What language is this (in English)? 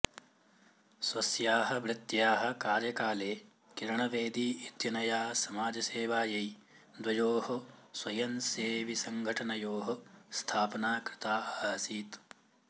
Sanskrit